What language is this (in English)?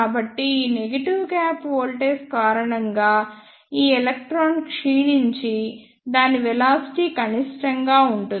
Telugu